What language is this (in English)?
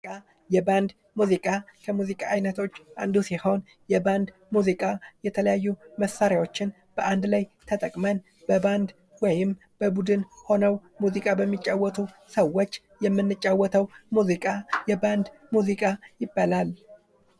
Amharic